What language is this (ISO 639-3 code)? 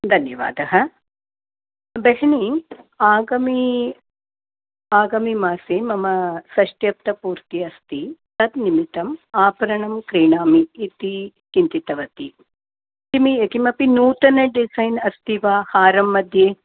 san